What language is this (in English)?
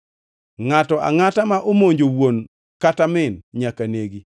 Luo (Kenya and Tanzania)